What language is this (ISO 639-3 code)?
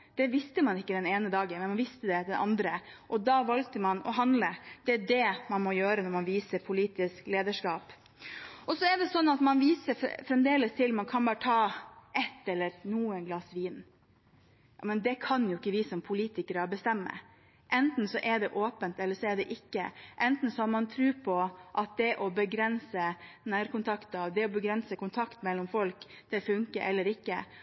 nob